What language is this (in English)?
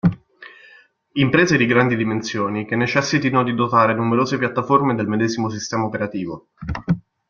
Italian